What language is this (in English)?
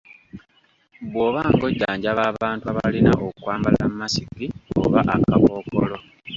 Ganda